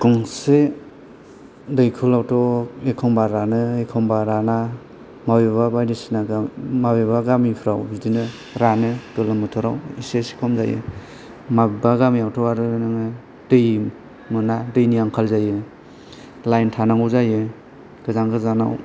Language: Bodo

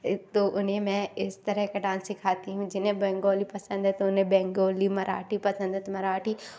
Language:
Hindi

